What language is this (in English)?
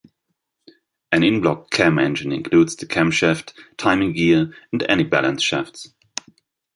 English